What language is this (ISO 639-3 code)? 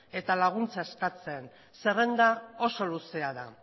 eus